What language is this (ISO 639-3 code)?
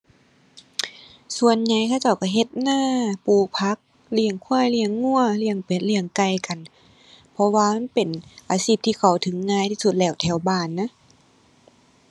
tha